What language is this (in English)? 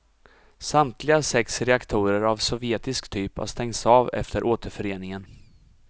Swedish